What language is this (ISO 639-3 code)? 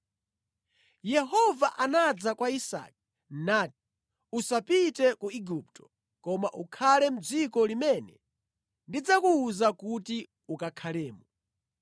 nya